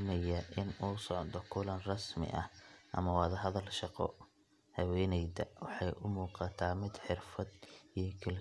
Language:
Somali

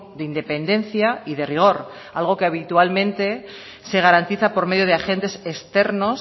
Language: Spanish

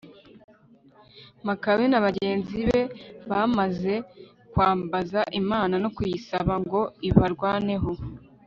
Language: Kinyarwanda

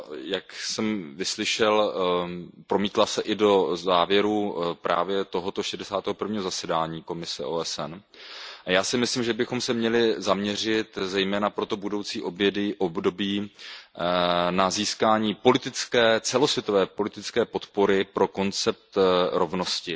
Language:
Czech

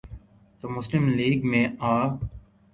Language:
Urdu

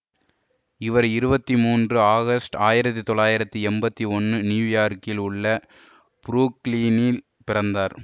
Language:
Tamil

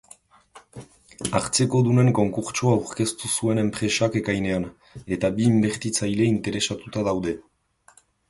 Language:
Basque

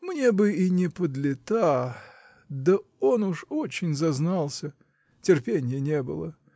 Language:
Russian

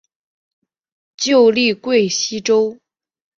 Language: Chinese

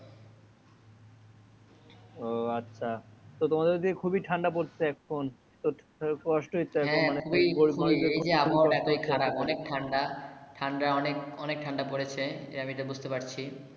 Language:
Bangla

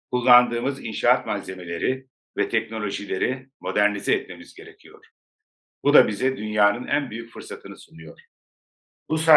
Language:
Turkish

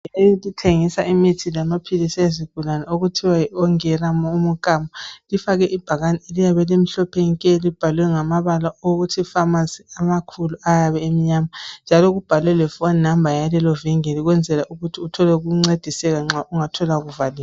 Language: North Ndebele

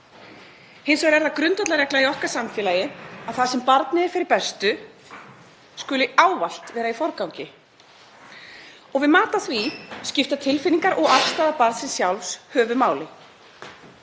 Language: Icelandic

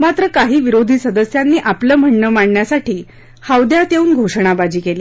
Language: Marathi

